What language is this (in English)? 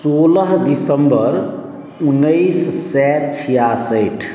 Maithili